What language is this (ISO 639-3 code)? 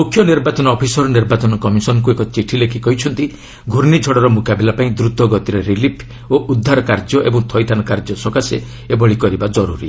ori